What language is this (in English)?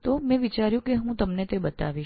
Gujarati